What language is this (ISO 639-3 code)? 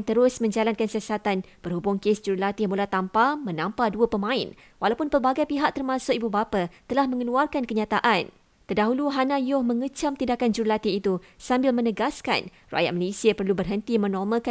msa